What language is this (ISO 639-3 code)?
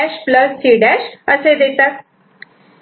mar